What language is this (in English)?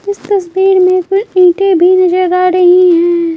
Hindi